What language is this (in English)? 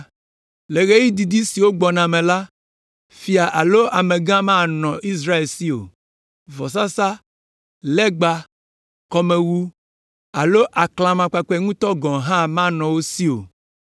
Ewe